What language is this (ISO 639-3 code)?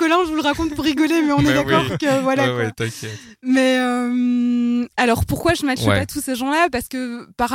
fra